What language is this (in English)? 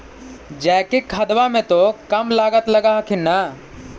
Magahi